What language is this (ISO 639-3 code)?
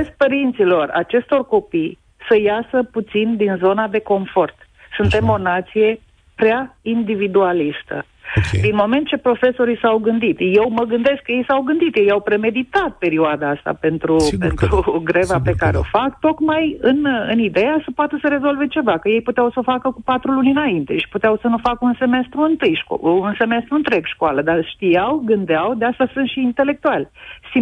ron